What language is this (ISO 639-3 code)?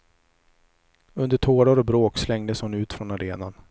swe